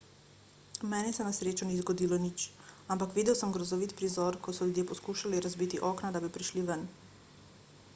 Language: Slovenian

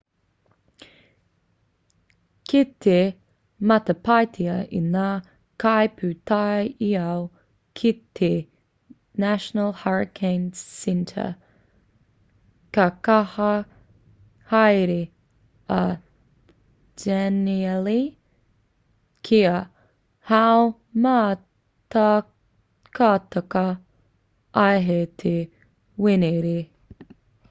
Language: Māori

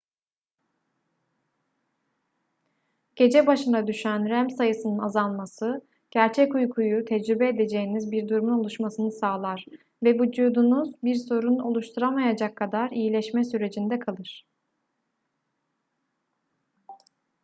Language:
Turkish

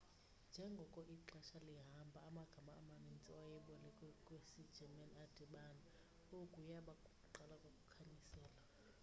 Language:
Xhosa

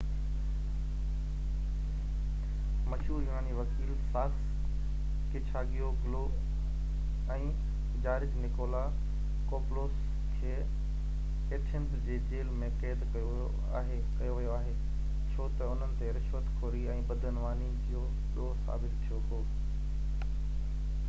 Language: Sindhi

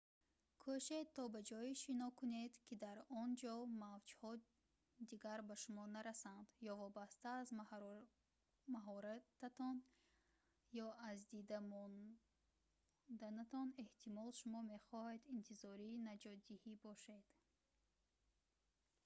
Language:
Tajik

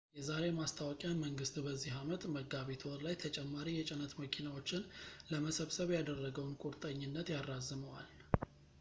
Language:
Amharic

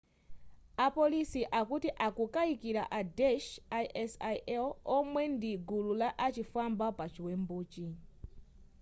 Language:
Nyanja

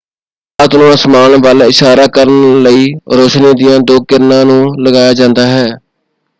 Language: Punjabi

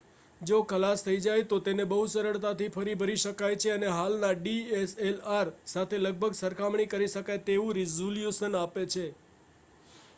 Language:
Gujarati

